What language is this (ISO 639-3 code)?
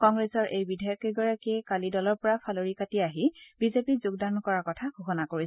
asm